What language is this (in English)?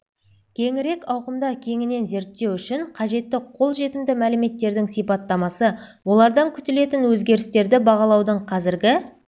Kazakh